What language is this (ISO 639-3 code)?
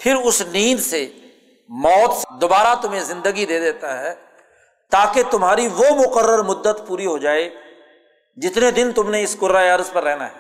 urd